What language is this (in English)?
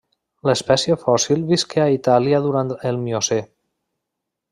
Catalan